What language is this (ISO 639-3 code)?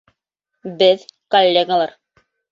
bak